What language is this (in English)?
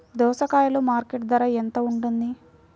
Telugu